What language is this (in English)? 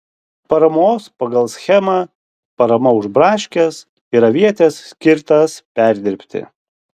Lithuanian